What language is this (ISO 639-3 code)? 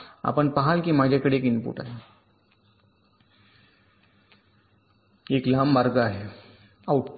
mar